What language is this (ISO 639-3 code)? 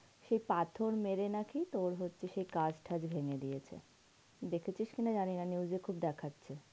ben